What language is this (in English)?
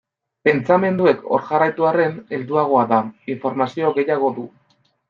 Basque